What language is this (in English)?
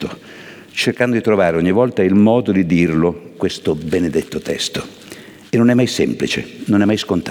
Italian